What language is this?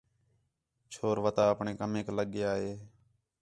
Khetrani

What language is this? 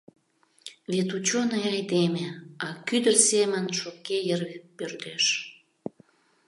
Mari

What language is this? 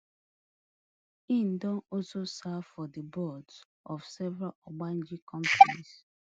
Nigerian Pidgin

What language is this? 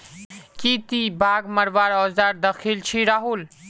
Magahi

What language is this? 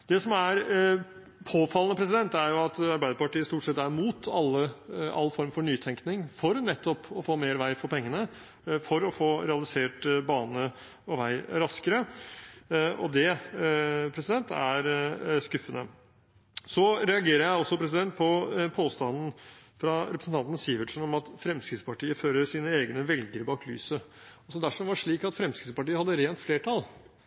Norwegian Bokmål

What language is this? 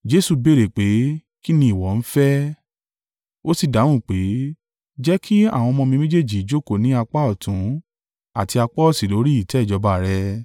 Yoruba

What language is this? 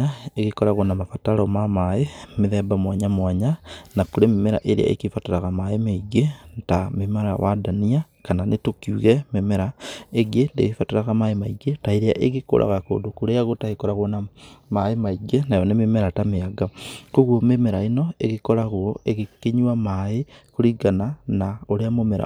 Kikuyu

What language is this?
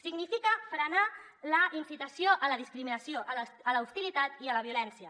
Catalan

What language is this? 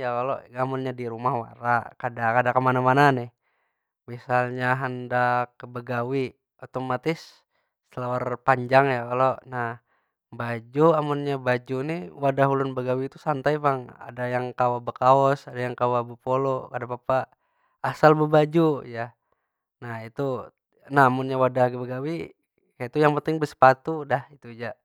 Banjar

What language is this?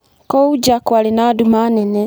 Kikuyu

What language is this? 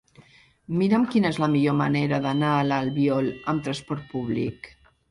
Catalan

